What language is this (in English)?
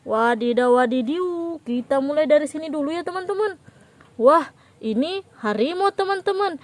Indonesian